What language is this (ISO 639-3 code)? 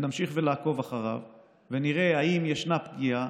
heb